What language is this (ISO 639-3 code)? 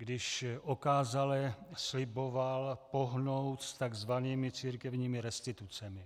ces